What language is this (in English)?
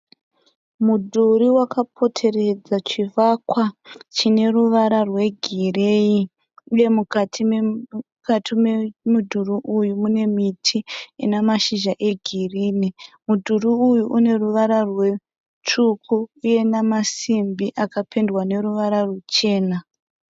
Shona